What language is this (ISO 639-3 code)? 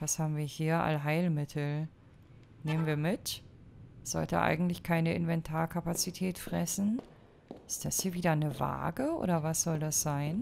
deu